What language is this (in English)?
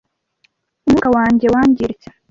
Kinyarwanda